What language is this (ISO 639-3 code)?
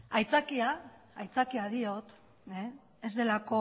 eus